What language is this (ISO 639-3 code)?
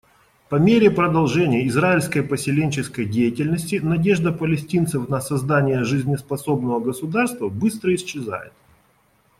rus